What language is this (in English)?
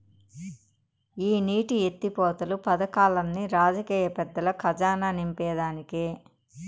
Telugu